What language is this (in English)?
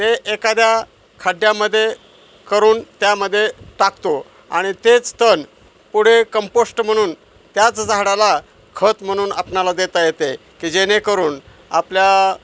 Marathi